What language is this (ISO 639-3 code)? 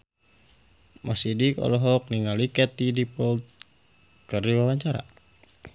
sun